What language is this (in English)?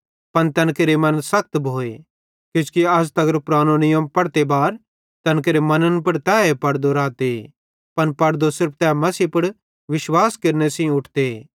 Bhadrawahi